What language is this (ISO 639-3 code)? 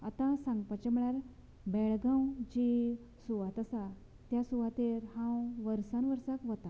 kok